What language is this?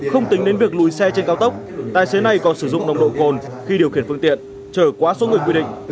Vietnamese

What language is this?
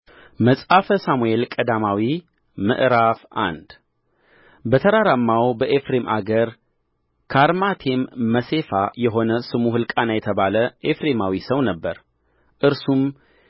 Amharic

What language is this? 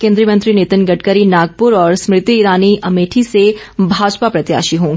Hindi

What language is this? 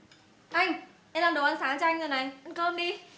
Vietnamese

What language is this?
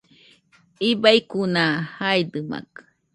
Nüpode Huitoto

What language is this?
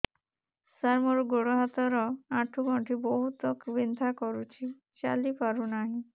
Odia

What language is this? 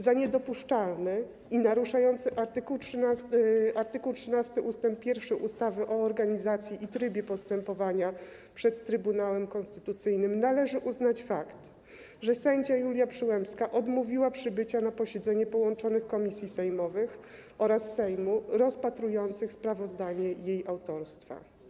Polish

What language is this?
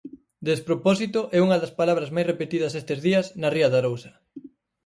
Galician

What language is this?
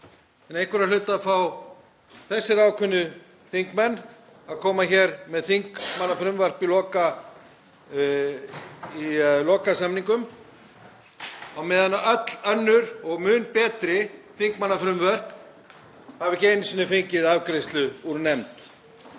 Icelandic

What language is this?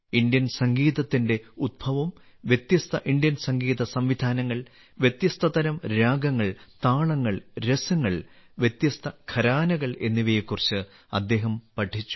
Malayalam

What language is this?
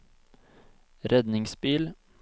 Norwegian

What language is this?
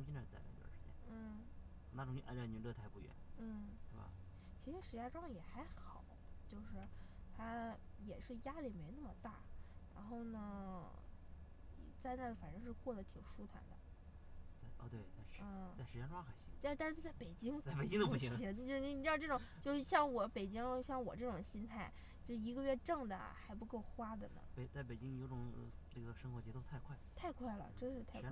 Chinese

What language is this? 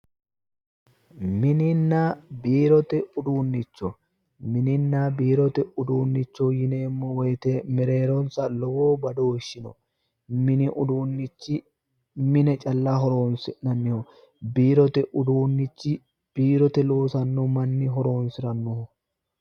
Sidamo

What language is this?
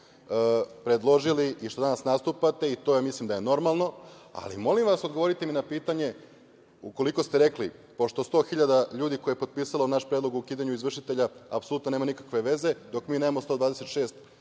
Serbian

